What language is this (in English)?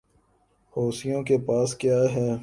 Urdu